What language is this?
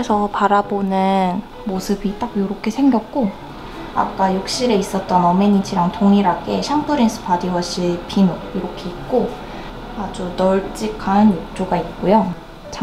Korean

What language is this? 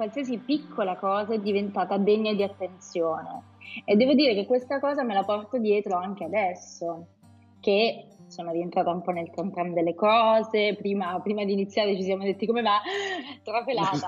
Italian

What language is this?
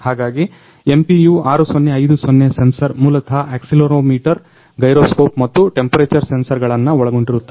Kannada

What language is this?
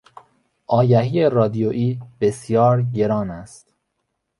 Persian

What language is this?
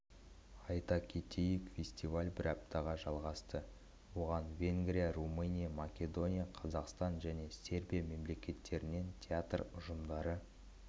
Kazakh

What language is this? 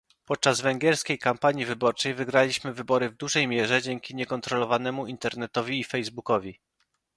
Polish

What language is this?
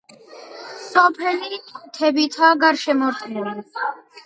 Georgian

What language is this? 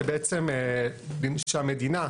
Hebrew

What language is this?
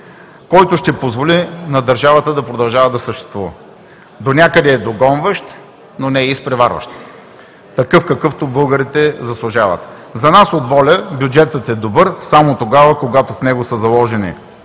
Bulgarian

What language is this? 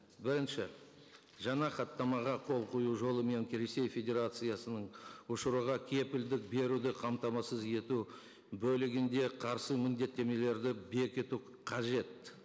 Kazakh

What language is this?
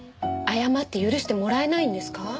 Japanese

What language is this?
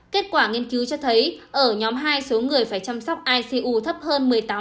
Vietnamese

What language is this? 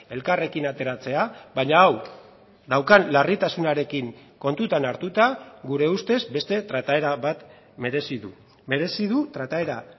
Basque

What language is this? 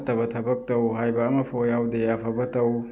Manipuri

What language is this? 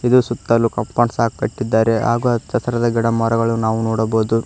Kannada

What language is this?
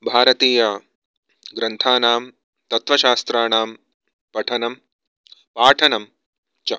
Sanskrit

